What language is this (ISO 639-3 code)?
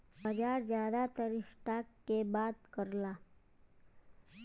bho